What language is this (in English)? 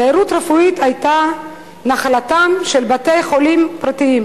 Hebrew